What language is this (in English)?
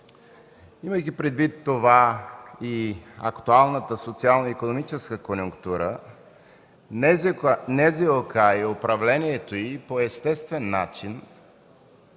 Bulgarian